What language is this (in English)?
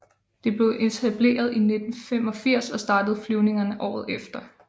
Danish